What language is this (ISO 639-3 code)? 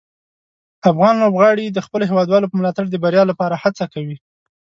pus